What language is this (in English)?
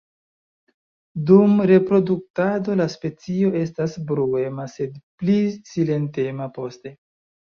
Esperanto